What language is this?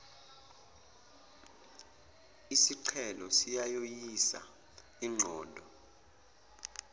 Zulu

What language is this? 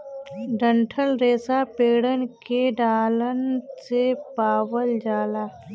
Bhojpuri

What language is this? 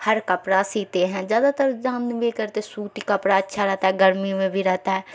Urdu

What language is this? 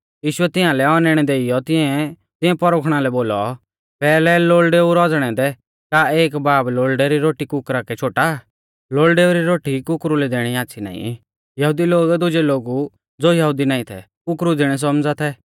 Mahasu Pahari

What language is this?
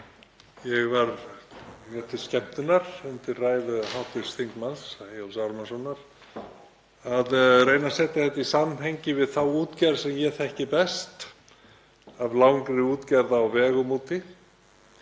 Icelandic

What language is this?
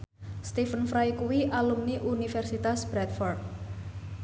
Javanese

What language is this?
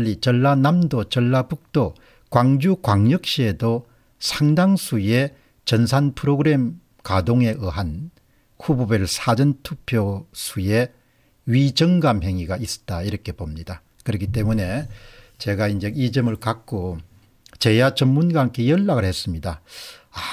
Korean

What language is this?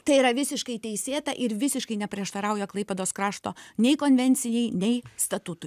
Lithuanian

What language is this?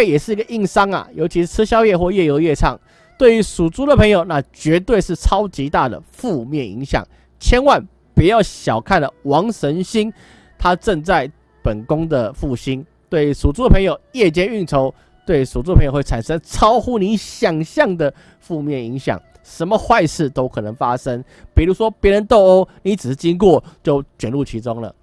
Chinese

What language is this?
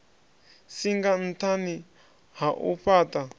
Venda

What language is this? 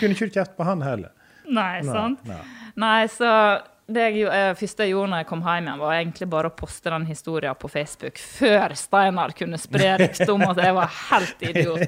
English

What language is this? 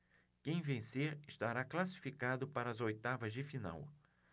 Portuguese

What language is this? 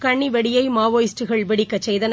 Tamil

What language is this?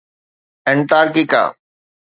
Sindhi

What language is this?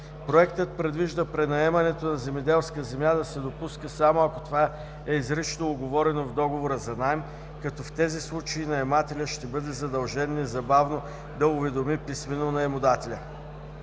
Bulgarian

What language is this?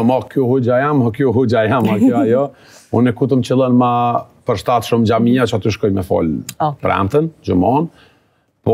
Romanian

